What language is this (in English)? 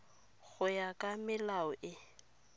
Tswana